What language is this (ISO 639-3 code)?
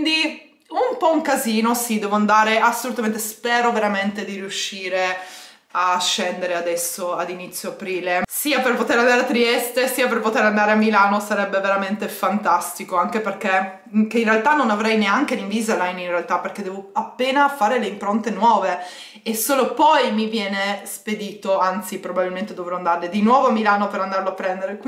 ita